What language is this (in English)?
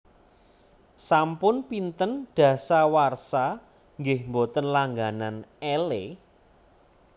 Javanese